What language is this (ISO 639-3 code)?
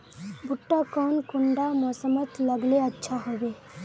mag